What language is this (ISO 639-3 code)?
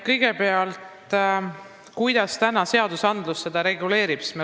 est